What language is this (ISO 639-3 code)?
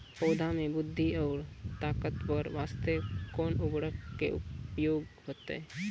mai